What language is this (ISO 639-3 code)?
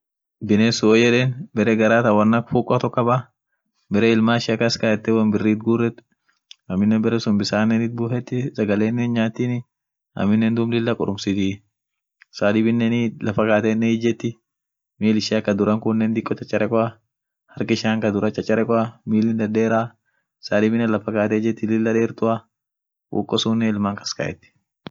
orc